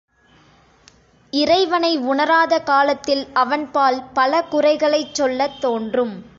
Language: Tamil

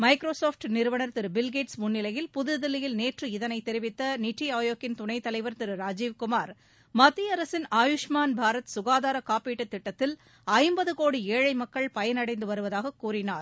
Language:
Tamil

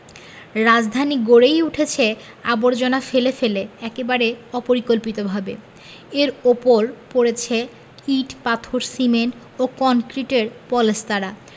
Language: Bangla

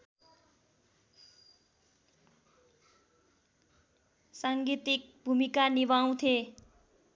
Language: Nepali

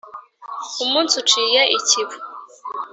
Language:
Kinyarwanda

